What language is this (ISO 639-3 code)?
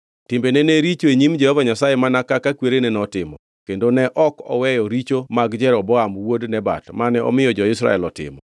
luo